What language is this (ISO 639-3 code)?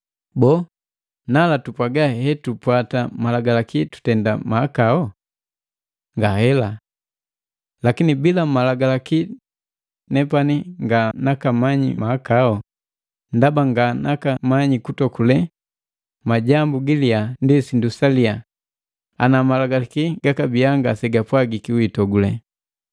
mgv